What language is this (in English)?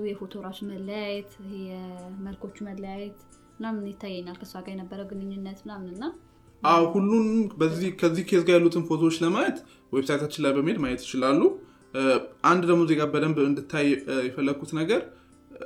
Amharic